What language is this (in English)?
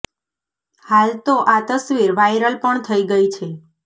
Gujarati